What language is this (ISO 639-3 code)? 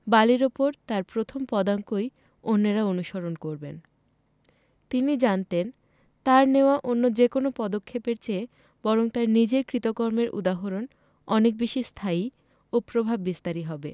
ben